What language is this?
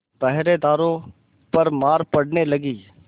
Hindi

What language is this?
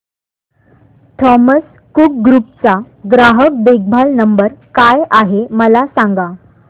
Marathi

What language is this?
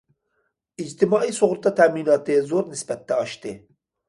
Uyghur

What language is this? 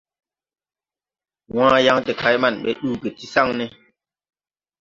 Tupuri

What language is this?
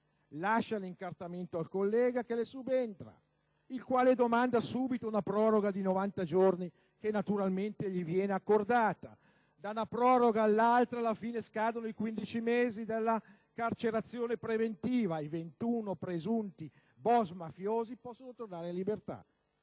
Italian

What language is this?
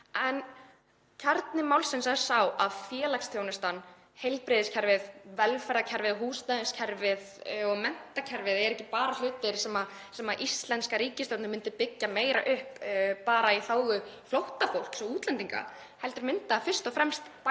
Icelandic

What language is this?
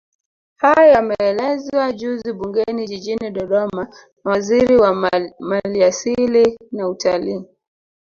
Swahili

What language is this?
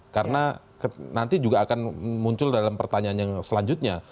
Indonesian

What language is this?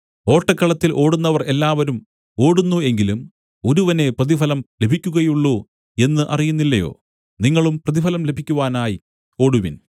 Malayalam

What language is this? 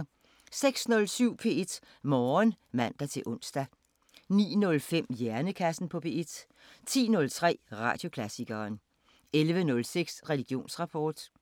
Danish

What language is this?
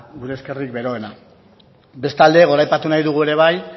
Basque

